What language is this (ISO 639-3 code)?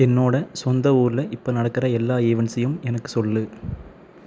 tam